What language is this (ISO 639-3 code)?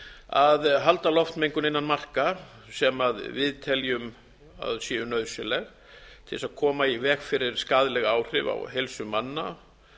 isl